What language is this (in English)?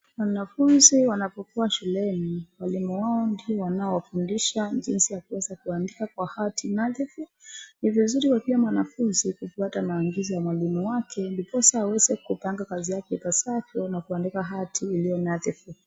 Swahili